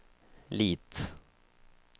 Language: Swedish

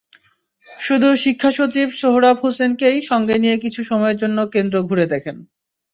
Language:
Bangla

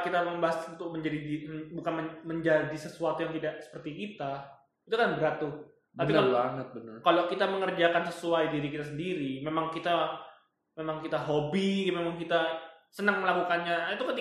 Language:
Indonesian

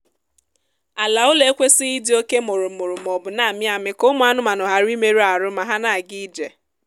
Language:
Igbo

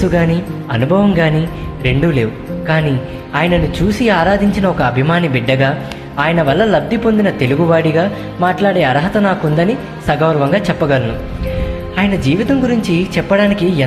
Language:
Telugu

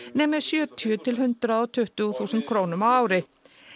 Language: Icelandic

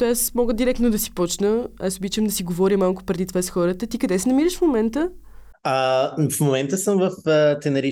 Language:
Bulgarian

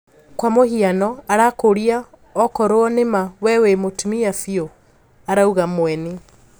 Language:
Kikuyu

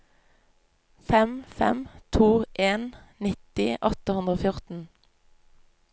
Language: Norwegian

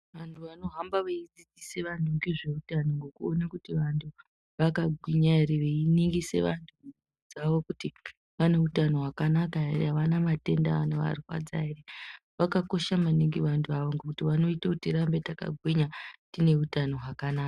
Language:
Ndau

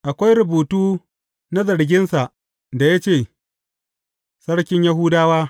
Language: Hausa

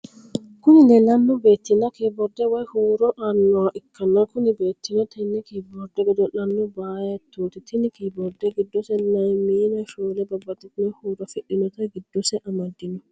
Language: Sidamo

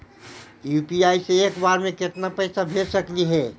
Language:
Magahi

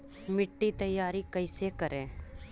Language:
Magahi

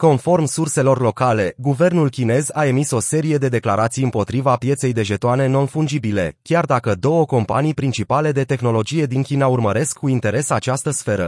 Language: Romanian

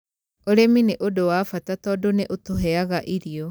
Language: Kikuyu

